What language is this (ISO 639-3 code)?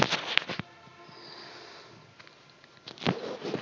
ben